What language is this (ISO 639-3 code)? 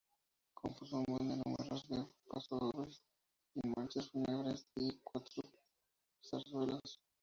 spa